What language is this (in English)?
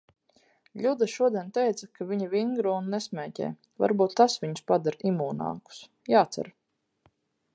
Latvian